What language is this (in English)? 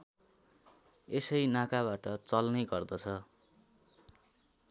Nepali